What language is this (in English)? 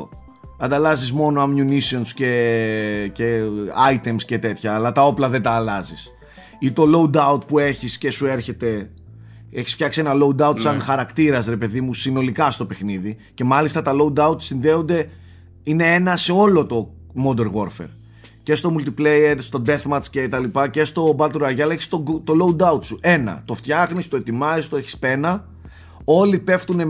Greek